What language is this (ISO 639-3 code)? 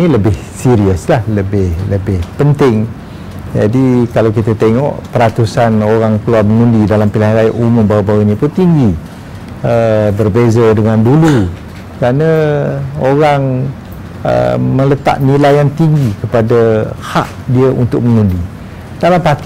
msa